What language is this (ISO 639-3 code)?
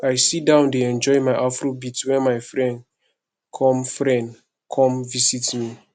pcm